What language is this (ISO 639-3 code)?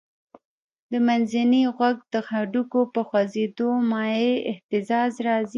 pus